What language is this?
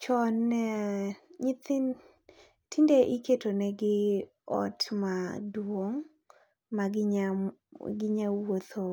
Luo (Kenya and Tanzania)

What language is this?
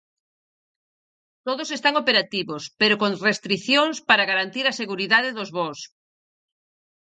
Galician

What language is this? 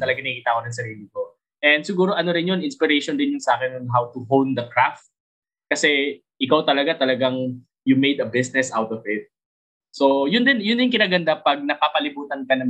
Filipino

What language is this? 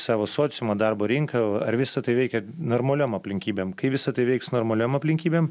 Lithuanian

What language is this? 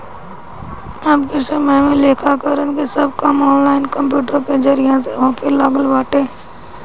Bhojpuri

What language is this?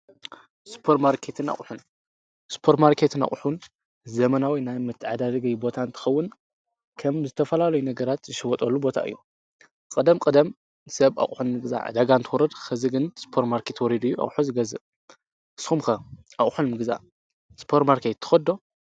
Tigrinya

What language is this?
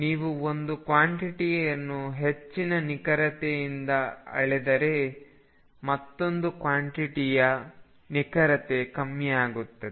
Kannada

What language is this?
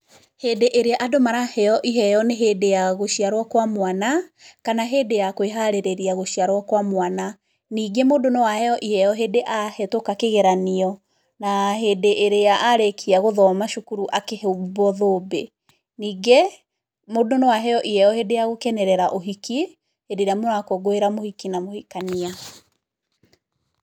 Kikuyu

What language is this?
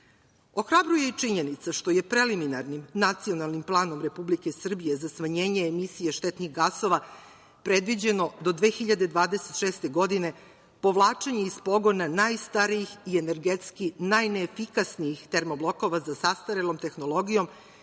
Serbian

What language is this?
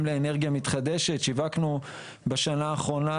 Hebrew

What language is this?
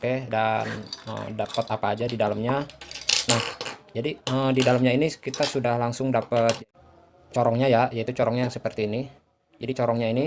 Indonesian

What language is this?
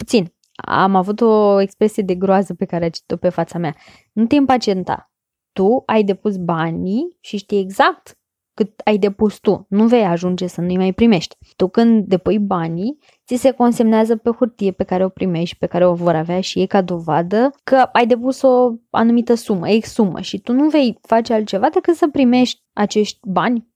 Romanian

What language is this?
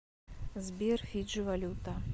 Russian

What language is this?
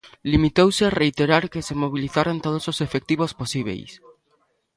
Galician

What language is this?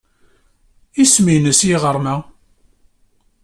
Kabyle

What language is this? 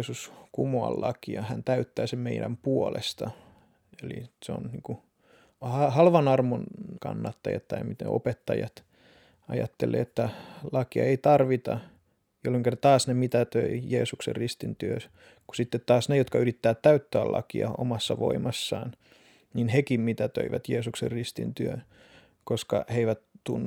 Finnish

